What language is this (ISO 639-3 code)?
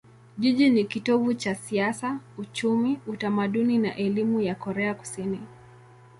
swa